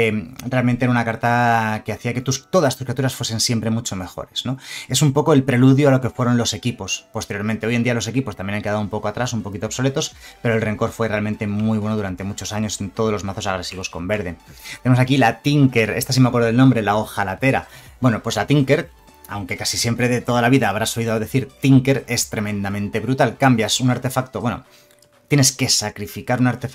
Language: Spanish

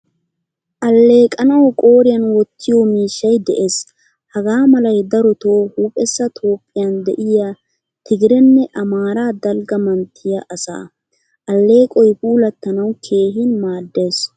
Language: Wolaytta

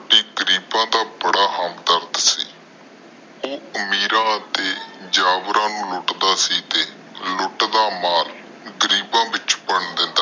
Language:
Punjabi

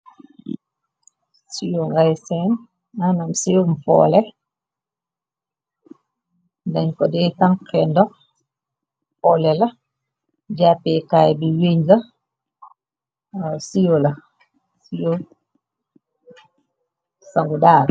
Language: Wolof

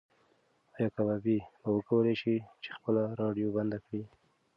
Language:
Pashto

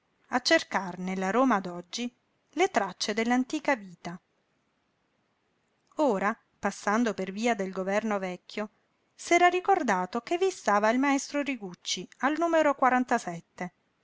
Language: Italian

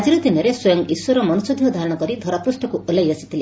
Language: Odia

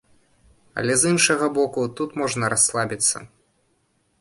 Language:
Belarusian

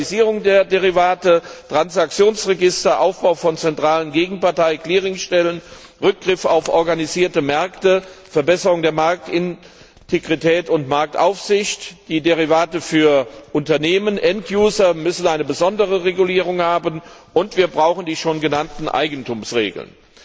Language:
German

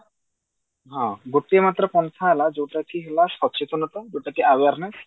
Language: Odia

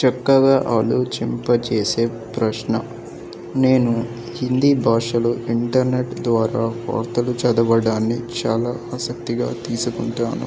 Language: Telugu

